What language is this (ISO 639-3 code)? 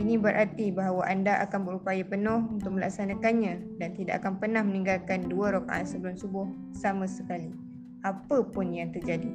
msa